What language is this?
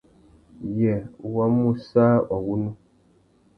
Tuki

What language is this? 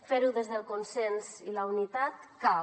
Catalan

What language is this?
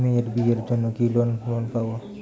Bangla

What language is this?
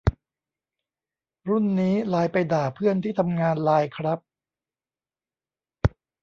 Thai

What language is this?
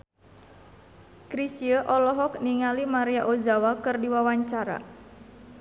Sundanese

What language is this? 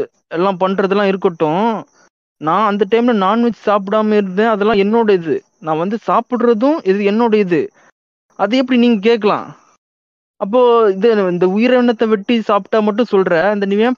Tamil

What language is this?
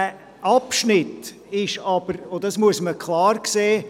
Swiss German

